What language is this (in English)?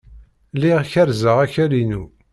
Kabyle